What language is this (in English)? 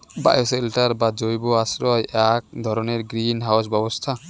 Bangla